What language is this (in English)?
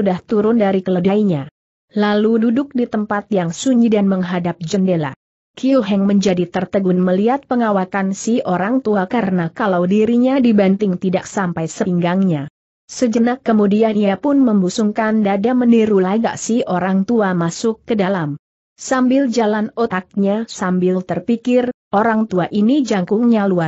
Indonesian